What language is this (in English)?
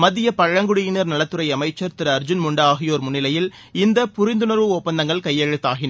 Tamil